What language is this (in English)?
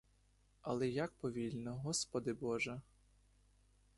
Ukrainian